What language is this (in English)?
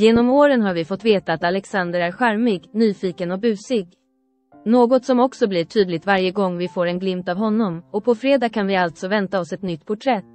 Swedish